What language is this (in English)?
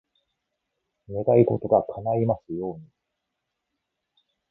Japanese